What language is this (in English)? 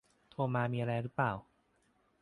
Thai